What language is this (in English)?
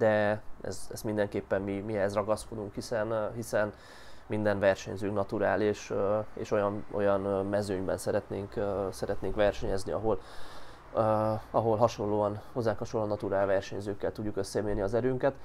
Hungarian